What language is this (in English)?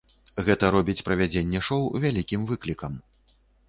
Belarusian